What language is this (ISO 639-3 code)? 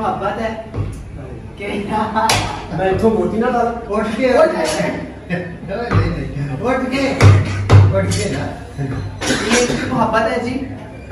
hin